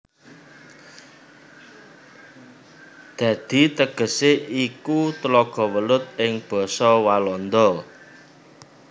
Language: Javanese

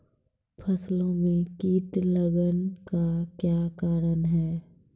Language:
Maithili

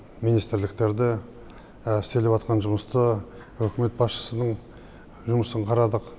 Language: Kazakh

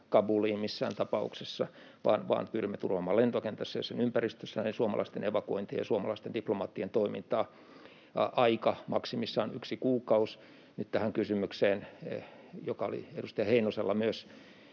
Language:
Finnish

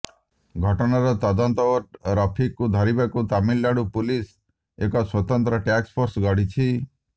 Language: Odia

